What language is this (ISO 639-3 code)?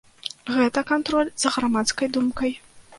bel